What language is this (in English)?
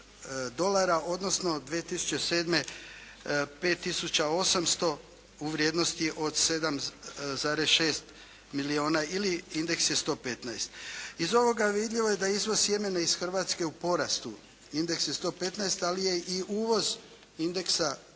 Croatian